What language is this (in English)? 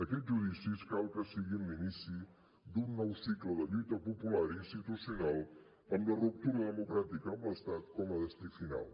Catalan